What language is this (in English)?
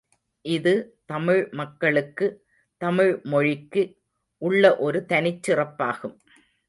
Tamil